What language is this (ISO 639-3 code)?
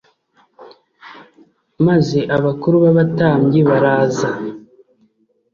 kin